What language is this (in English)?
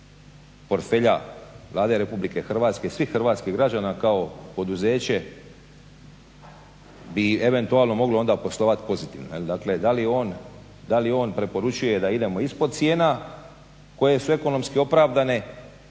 Croatian